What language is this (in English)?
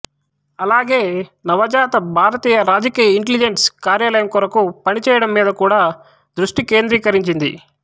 Telugu